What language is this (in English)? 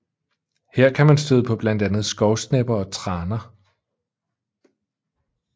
Danish